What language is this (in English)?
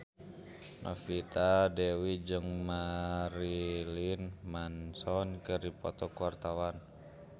Sundanese